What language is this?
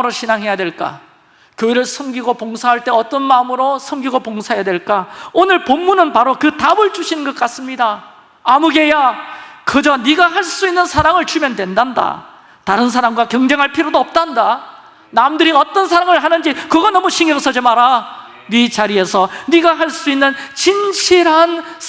Korean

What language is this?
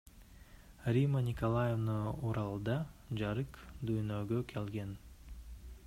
Kyrgyz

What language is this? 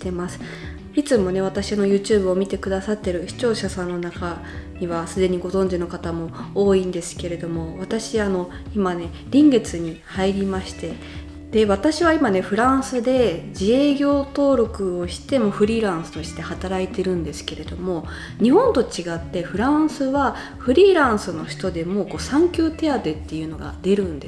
Japanese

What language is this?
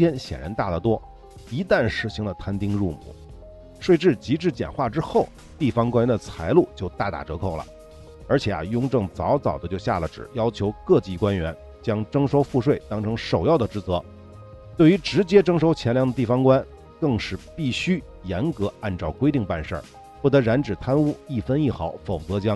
Chinese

